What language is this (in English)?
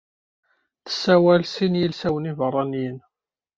Kabyle